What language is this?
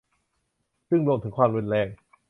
Thai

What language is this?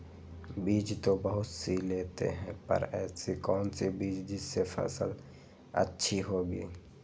Magahi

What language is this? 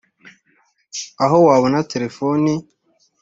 Kinyarwanda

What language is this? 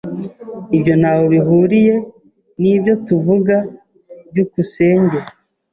Kinyarwanda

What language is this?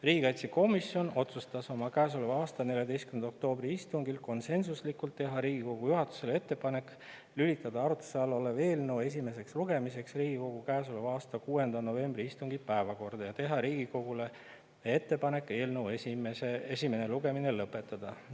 Estonian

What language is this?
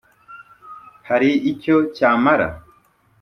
Kinyarwanda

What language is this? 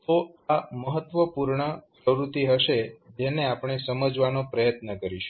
Gujarati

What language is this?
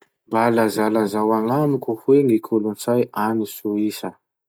Masikoro Malagasy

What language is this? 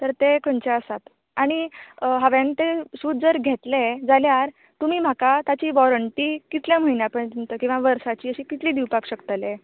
Konkani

